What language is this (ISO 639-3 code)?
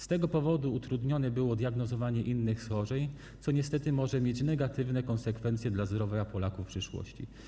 pol